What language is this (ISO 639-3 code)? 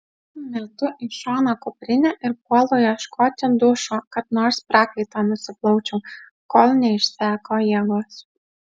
lit